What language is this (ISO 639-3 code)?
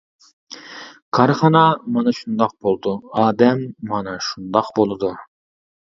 uig